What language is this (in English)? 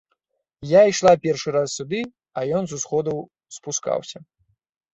Belarusian